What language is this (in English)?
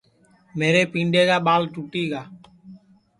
Sansi